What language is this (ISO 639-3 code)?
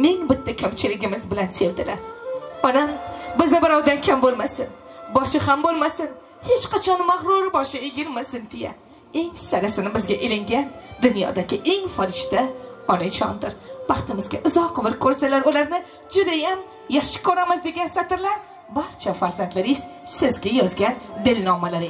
tur